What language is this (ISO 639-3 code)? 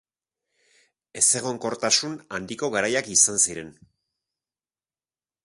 eus